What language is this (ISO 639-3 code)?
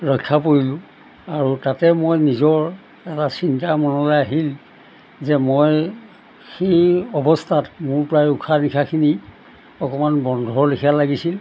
asm